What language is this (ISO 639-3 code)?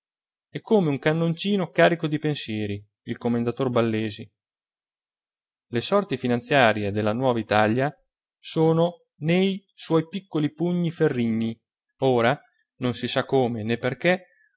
ita